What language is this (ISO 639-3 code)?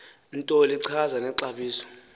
xho